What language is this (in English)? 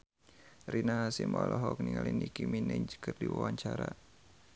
Sundanese